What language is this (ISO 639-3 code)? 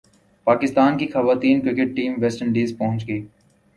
urd